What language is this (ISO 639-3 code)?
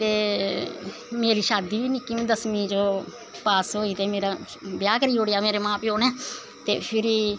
doi